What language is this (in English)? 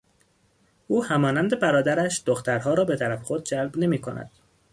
Persian